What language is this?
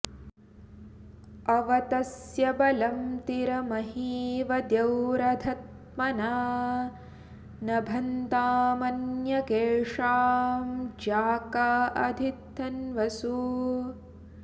Sanskrit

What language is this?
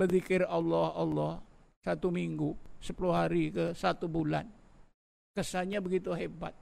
Malay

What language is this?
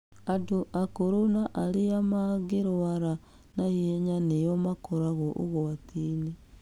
Kikuyu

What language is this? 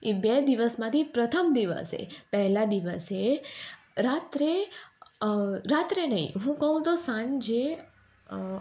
Gujarati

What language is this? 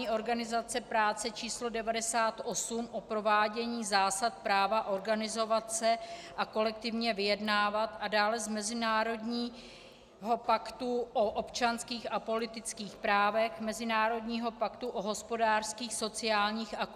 Czech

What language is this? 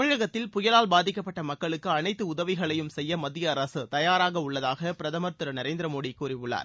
Tamil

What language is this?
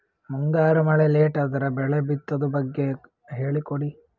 Kannada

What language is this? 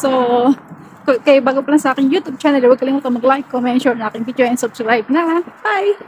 Filipino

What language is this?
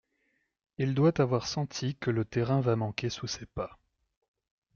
French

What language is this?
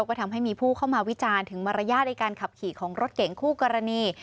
Thai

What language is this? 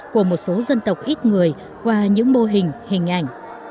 Vietnamese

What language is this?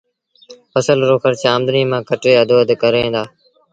Sindhi Bhil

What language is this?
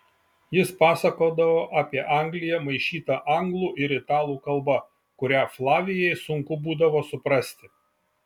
Lithuanian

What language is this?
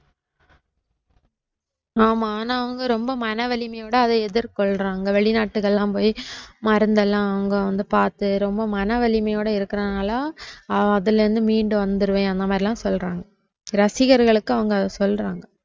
Tamil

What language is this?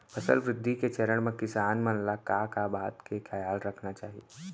Chhattisgarhi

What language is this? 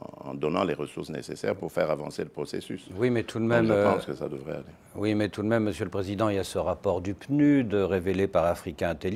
French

